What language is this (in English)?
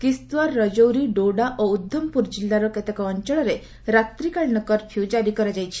Odia